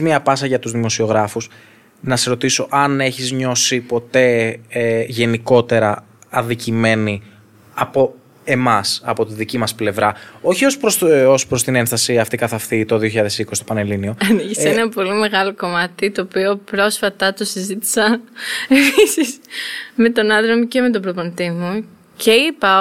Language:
Greek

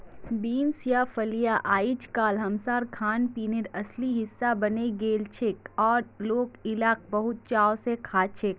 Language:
Magahi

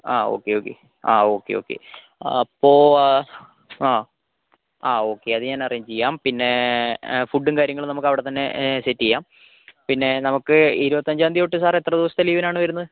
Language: Malayalam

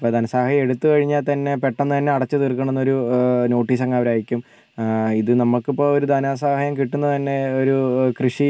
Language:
Malayalam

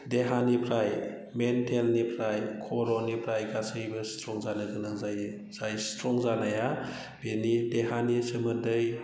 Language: Bodo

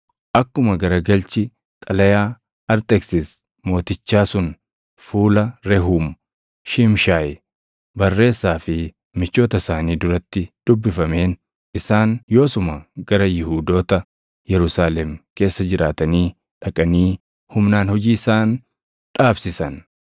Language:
Oromo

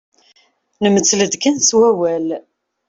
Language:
Kabyle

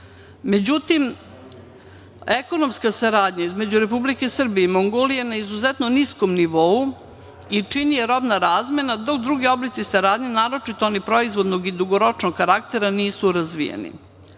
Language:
Serbian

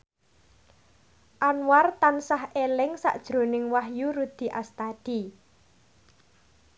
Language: Javanese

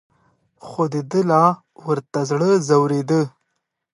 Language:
Pashto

